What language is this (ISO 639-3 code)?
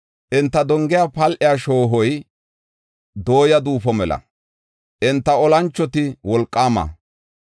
gof